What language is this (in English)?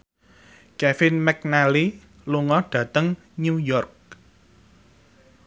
Javanese